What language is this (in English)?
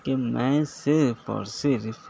Urdu